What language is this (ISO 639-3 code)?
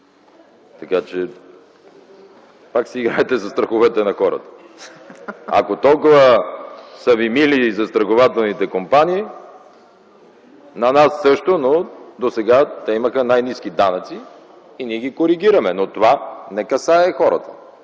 bul